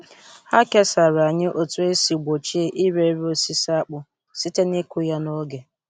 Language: Igbo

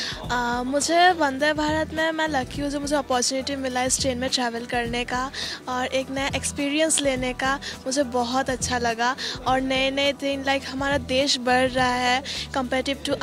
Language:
Hindi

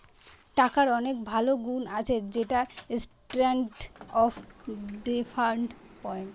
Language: Bangla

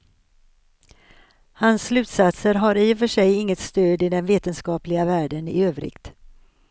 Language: Swedish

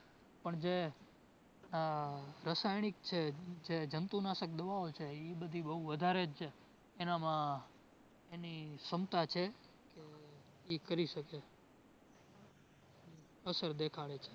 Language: Gujarati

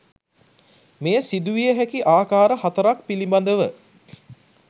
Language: Sinhala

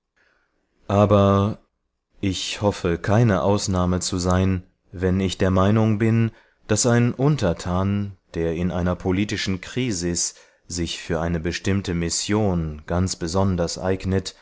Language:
German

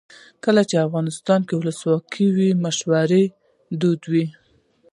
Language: Pashto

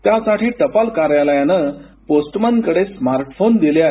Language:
Marathi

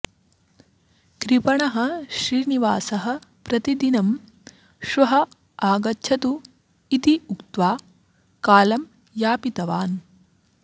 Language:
Sanskrit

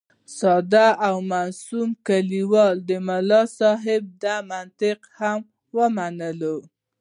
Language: Pashto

